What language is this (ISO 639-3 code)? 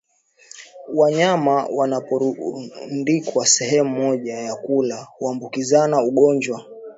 swa